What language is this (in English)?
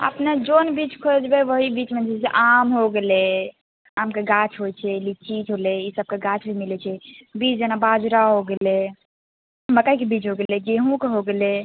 Maithili